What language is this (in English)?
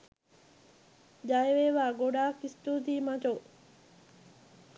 Sinhala